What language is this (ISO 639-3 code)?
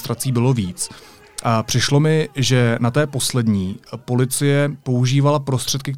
ces